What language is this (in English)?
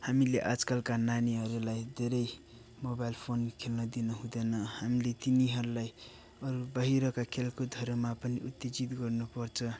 Nepali